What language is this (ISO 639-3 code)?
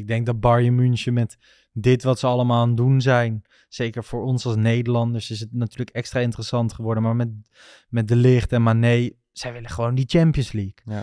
nld